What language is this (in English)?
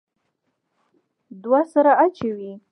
Pashto